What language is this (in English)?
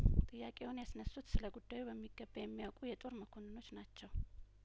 Amharic